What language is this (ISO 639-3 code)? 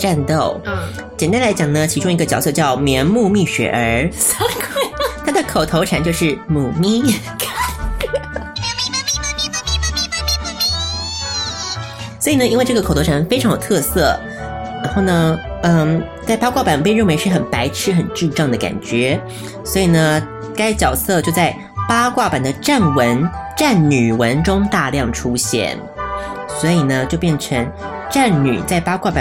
zho